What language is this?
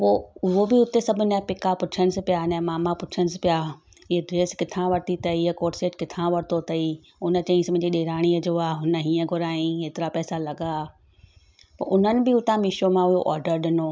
Sindhi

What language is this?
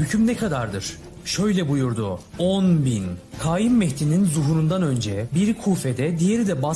Turkish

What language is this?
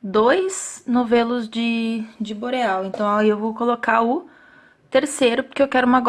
Portuguese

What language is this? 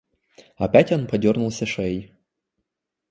Russian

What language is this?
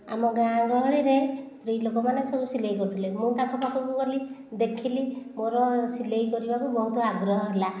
Odia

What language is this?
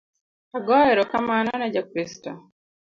Luo (Kenya and Tanzania)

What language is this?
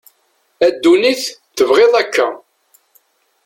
Kabyle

